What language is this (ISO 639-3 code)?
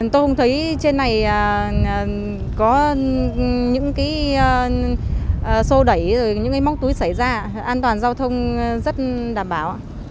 vie